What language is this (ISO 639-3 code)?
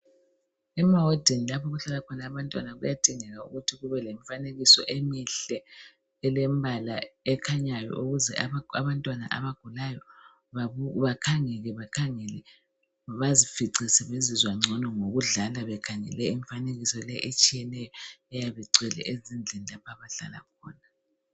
nde